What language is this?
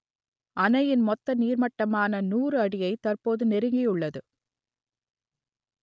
Tamil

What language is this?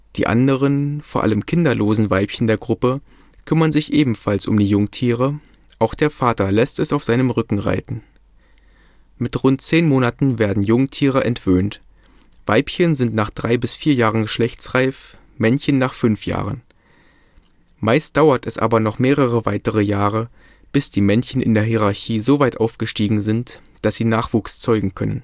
German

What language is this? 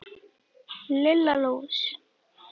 Icelandic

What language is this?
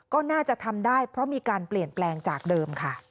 Thai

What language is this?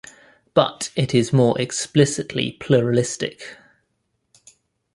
English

